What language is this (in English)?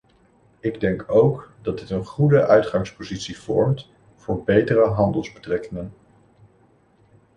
Dutch